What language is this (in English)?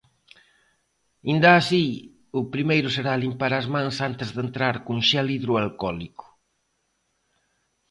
Galician